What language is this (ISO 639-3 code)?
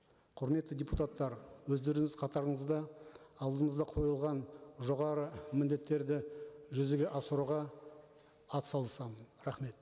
kaz